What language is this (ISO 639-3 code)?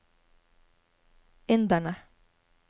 nor